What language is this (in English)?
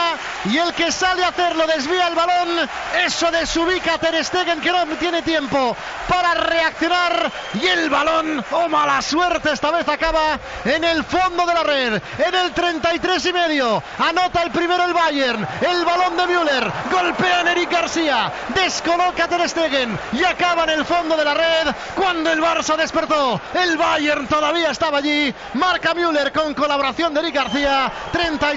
Spanish